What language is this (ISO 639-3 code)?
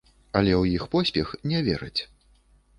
bel